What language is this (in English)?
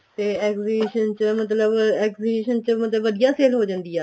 Punjabi